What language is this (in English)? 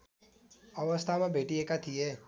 Nepali